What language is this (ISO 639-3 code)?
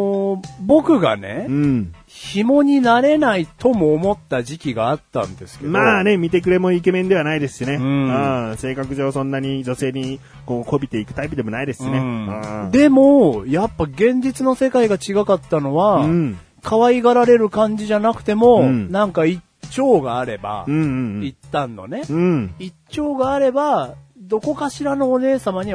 jpn